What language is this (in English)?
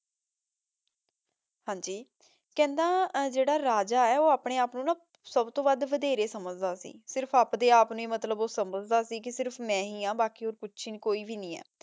Punjabi